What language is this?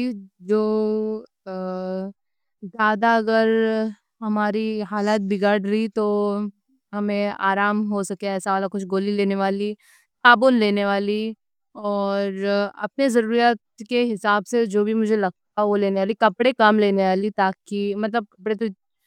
Deccan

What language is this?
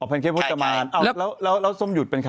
Thai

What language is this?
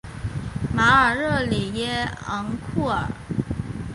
Chinese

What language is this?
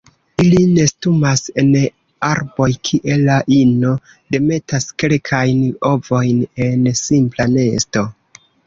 Esperanto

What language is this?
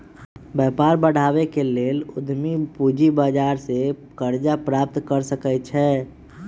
Magahi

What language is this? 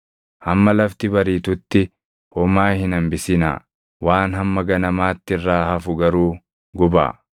Oromo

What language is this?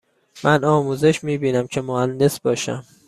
Persian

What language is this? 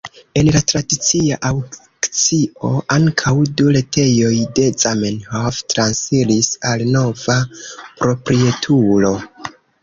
Esperanto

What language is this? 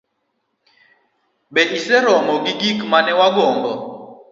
Luo (Kenya and Tanzania)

